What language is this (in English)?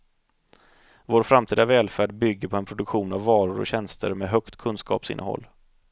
Swedish